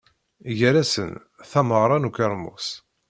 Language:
Kabyle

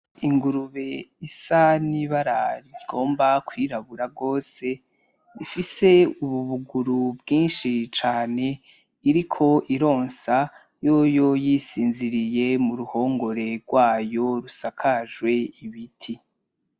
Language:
Rundi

